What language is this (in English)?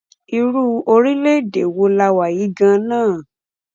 Yoruba